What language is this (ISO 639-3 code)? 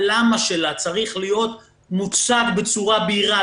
heb